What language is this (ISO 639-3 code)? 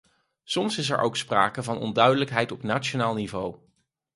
nld